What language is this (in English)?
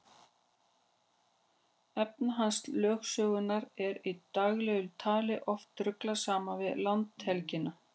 Icelandic